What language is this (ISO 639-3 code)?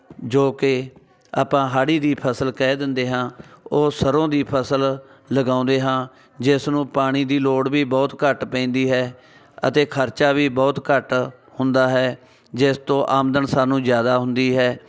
pan